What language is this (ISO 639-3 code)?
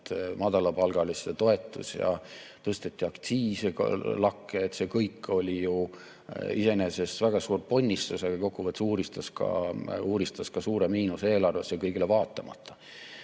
est